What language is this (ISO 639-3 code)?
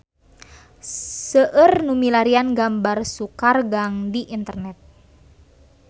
sun